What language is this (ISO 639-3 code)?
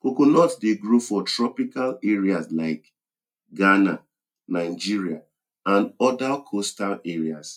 pcm